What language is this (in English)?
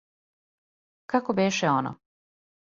Serbian